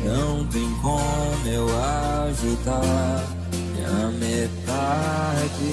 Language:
Romanian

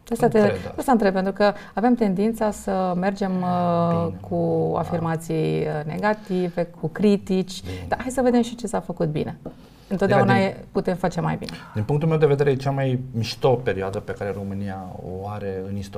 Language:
Romanian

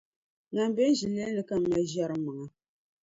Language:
Dagbani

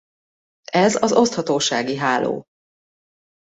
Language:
Hungarian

